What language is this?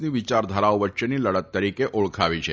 Gujarati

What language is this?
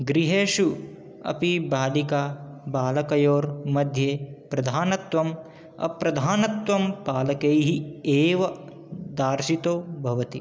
Sanskrit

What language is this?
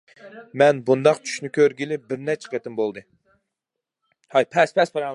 Uyghur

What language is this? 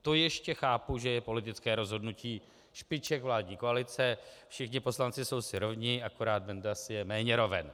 Czech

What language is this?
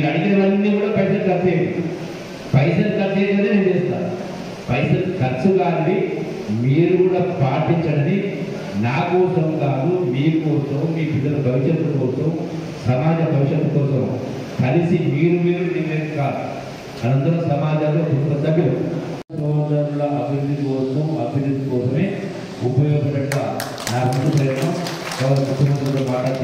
Telugu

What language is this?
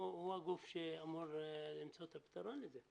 Hebrew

